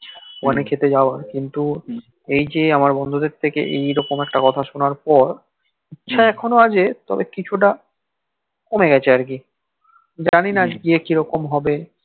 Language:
Bangla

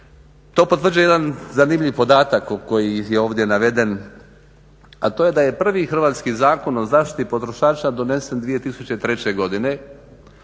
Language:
Croatian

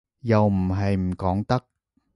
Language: Cantonese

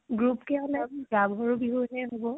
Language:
Assamese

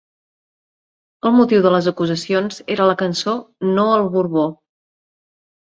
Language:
Catalan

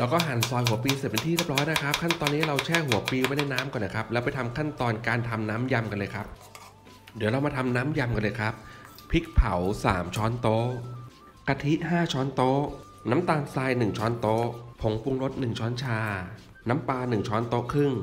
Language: Thai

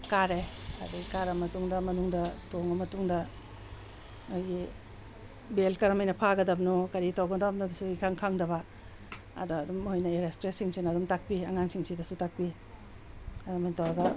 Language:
Manipuri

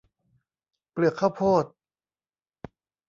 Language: Thai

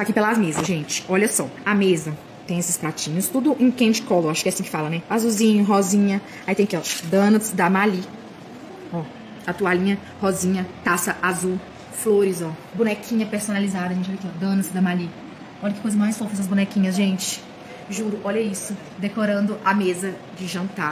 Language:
Portuguese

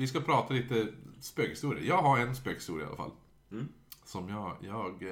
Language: Swedish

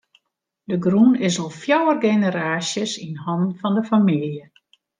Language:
Western Frisian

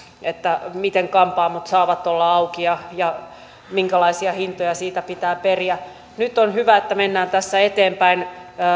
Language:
Finnish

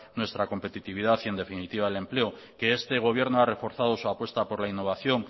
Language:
Spanish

